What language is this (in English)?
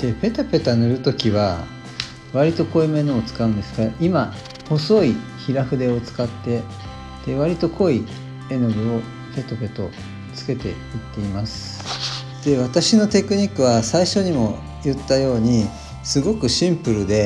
Japanese